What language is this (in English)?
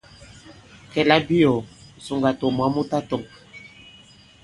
Bankon